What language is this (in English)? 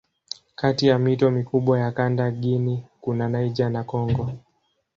Swahili